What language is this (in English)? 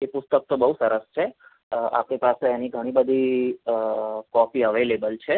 Gujarati